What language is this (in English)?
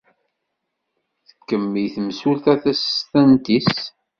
Kabyle